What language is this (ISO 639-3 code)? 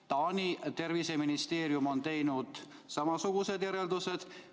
est